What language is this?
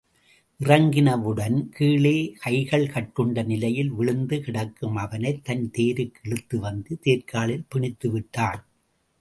Tamil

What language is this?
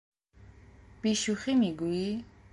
Persian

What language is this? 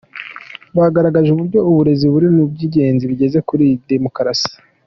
Kinyarwanda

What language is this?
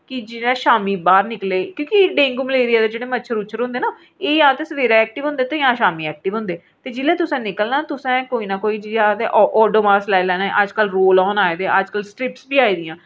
Dogri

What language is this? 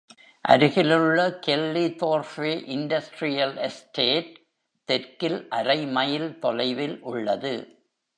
Tamil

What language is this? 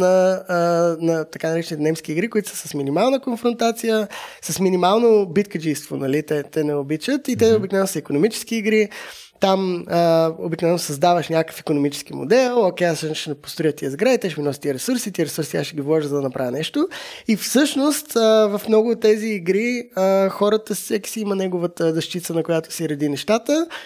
Bulgarian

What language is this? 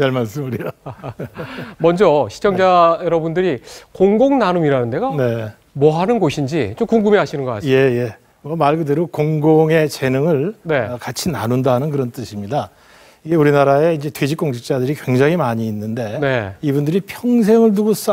Korean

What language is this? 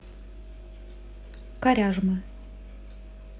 Russian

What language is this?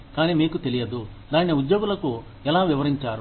Telugu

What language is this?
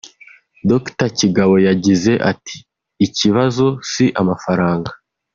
Kinyarwanda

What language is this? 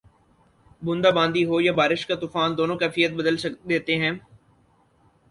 Urdu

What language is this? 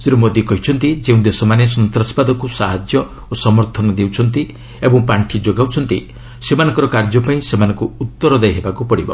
Odia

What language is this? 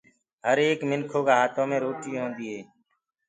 Gurgula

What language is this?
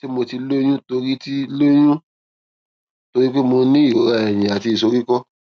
Yoruba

